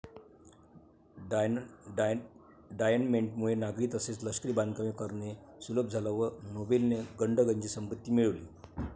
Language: Marathi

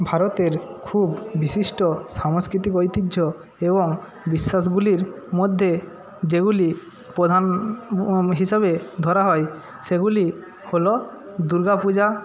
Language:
Bangla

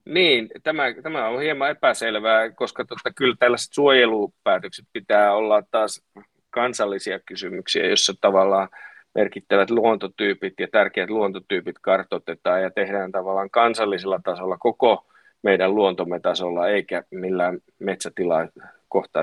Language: Finnish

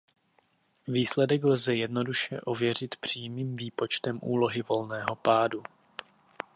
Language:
Czech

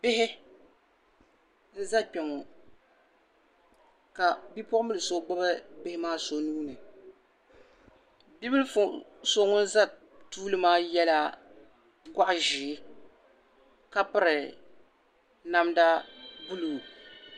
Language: Dagbani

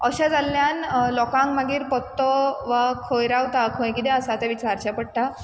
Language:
Konkani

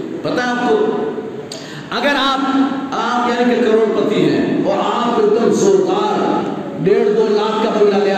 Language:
Urdu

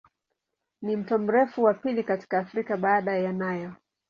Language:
Swahili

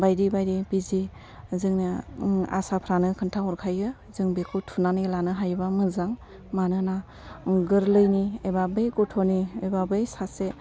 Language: Bodo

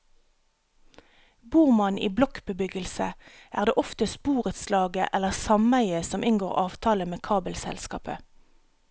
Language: Norwegian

